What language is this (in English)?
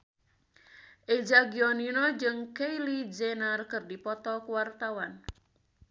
Sundanese